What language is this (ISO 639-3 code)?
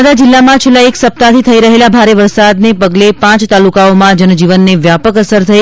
guj